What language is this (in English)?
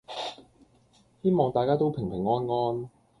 Cantonese